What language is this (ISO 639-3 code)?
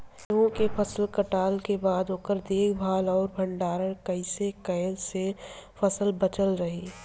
bho